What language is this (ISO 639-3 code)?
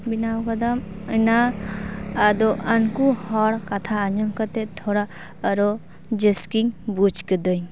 sat